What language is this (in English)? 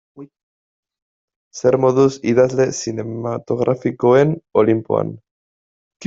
Basque